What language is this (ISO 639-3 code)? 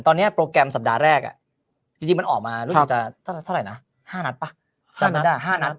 tha